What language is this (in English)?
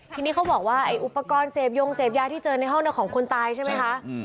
Thai